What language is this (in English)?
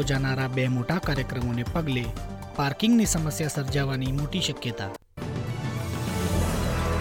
Gujarati